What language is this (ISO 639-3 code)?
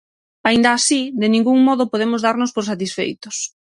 glg